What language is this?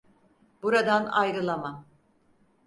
Turkish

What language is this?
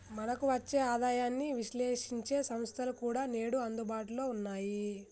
Telugu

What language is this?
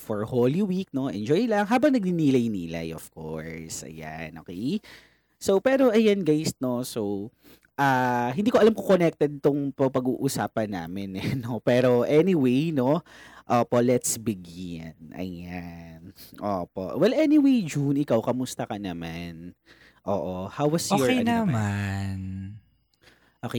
Filipino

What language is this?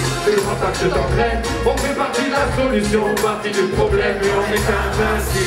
French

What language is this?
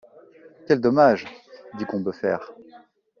French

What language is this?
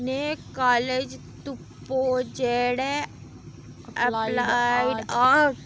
Dogri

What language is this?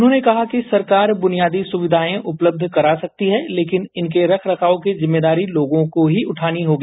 Hindi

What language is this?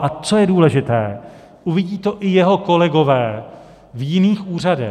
Czech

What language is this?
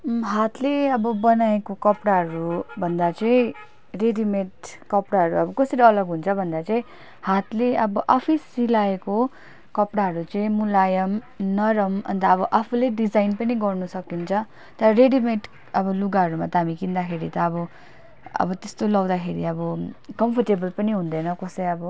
Nepali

